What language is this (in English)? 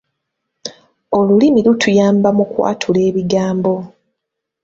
Ganda